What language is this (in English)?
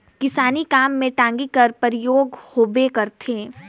Chhattisgarhi